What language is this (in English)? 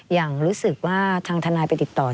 Thai